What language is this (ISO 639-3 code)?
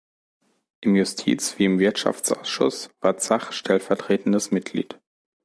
deu